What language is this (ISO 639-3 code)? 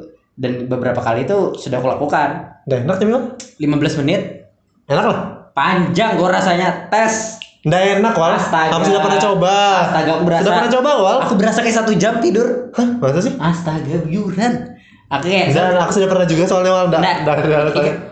ind